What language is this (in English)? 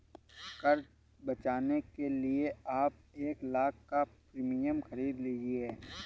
Hindi